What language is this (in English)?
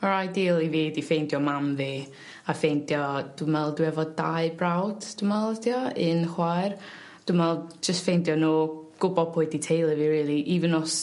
Welsh